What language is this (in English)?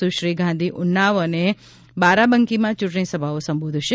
Gujarati